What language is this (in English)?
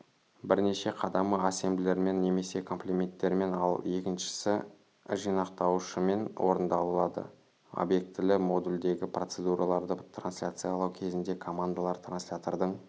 Kazakh